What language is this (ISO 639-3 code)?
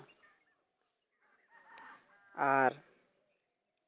sat